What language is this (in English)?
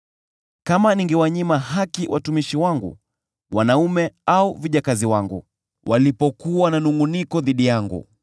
Swahili